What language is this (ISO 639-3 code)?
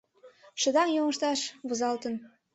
chm